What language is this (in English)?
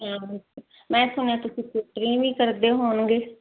Punjabi